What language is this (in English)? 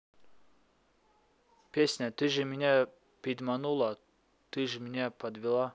Russian